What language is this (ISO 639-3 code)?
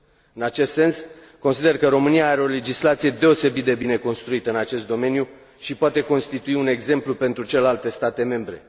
ron